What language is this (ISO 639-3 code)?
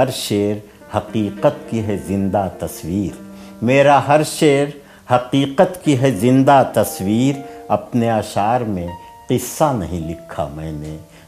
urd